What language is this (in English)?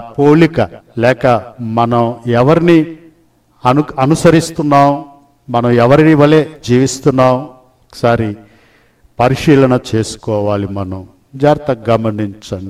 Telugu